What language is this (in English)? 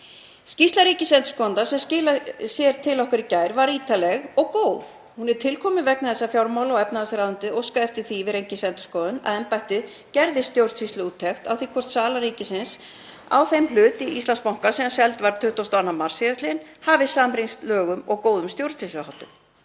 Icelandic